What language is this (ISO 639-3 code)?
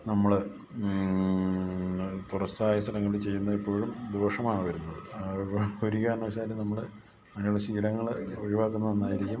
mal